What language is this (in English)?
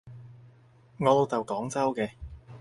Cantonese